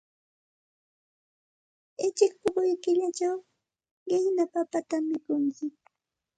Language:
Santa Ana de Tusi Pasco Quechua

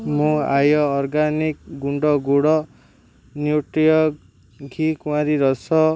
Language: Odia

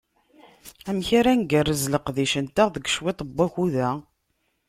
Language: Kabyle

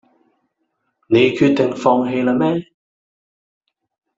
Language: Cantonese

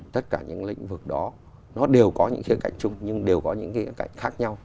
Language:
Vietnamese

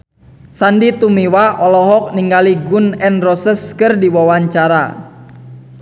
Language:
Sundanese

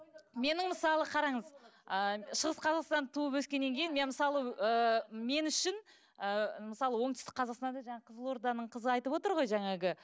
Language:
Kazakh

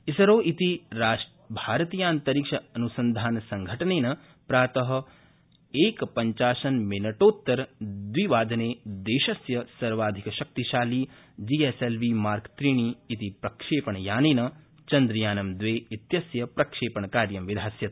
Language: Sanskrit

